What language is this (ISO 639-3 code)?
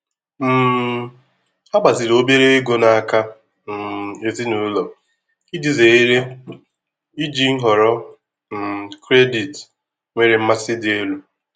ibo